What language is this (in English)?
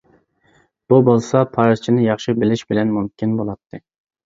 Uyghur